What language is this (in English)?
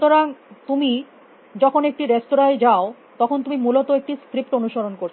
Bangla